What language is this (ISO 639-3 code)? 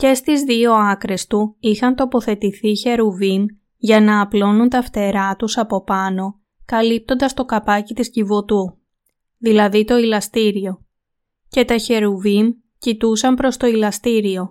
ell